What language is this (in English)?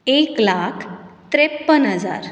Konkani